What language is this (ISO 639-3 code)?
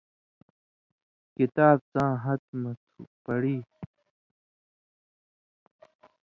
mvy